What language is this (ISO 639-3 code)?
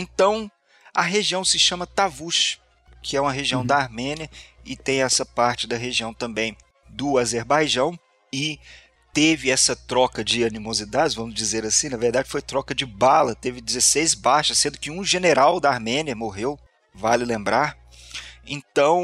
por